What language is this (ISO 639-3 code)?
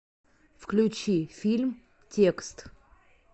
rus